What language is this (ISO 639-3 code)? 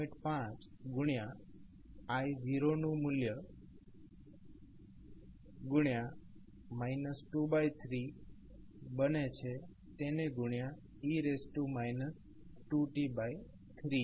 guj